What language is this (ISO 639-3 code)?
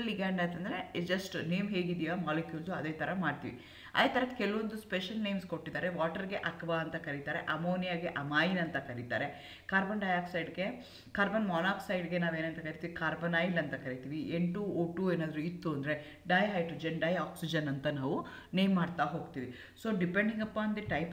kan